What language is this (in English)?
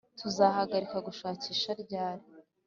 Kinyarwanda